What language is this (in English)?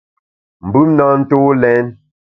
Bamun